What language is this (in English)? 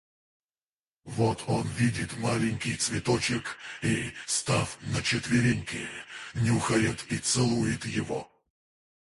Russian